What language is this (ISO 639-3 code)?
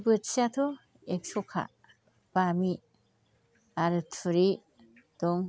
brx